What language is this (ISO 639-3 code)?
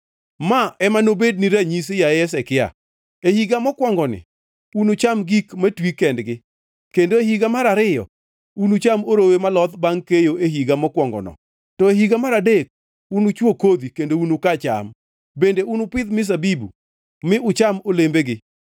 luo